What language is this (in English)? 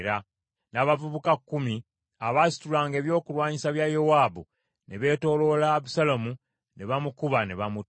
Ganda